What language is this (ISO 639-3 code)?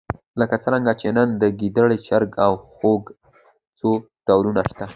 pus